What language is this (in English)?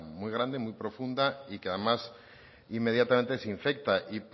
Spanish